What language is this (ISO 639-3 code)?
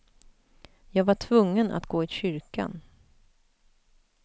swe